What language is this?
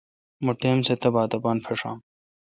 Kalkoti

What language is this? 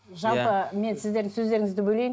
Kazakh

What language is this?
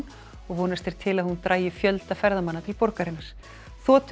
Icelandic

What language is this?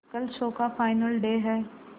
Hindi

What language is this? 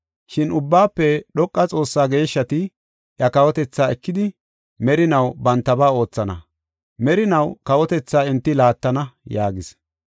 Gofa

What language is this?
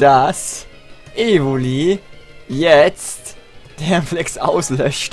German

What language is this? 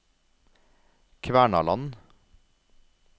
Norwegian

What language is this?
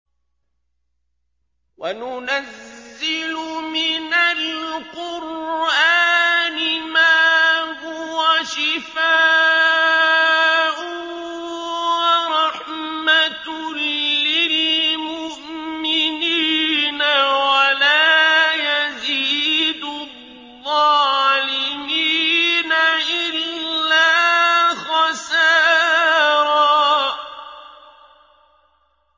Arabic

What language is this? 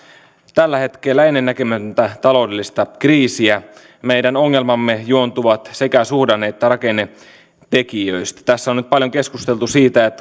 Finnish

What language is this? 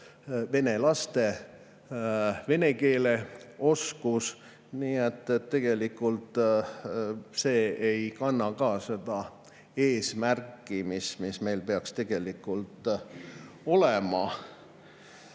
Estonian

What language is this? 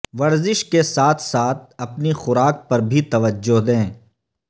Urdu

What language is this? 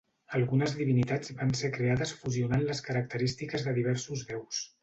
Catalan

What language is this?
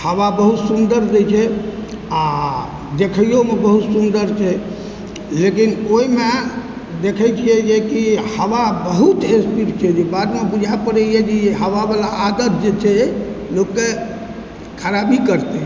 Maithili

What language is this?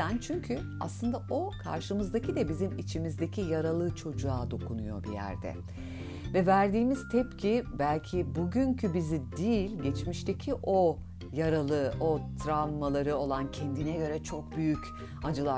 Turkish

